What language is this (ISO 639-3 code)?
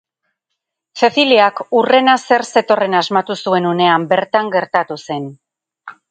eus